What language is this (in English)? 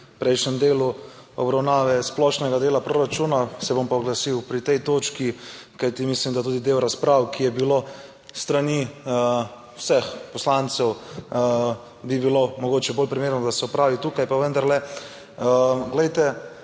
Slovenian